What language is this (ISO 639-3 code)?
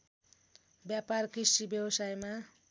nep